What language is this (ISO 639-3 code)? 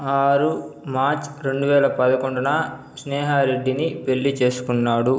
tel